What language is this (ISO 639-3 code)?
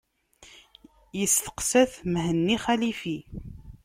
kab